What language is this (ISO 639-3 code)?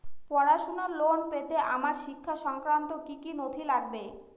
ben